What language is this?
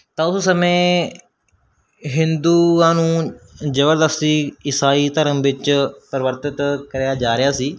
Punjabi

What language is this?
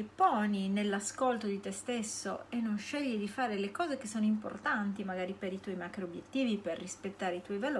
Italian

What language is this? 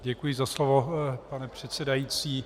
Czech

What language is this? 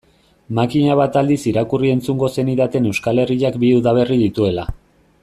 Basque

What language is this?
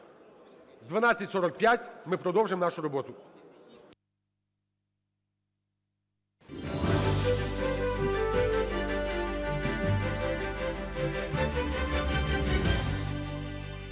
Ukrainian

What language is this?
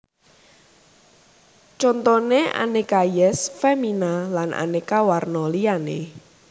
Javanese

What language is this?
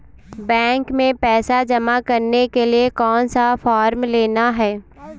Hindi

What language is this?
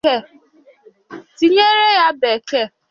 Igbo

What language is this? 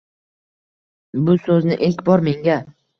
Uzbek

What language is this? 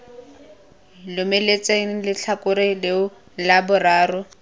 Tswana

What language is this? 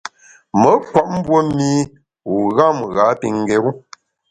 Bamun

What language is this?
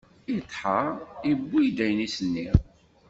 Kabyle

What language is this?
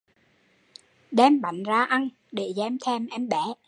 Vietnamese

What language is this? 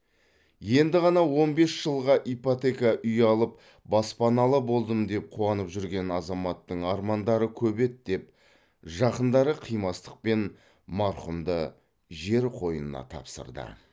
Kazakh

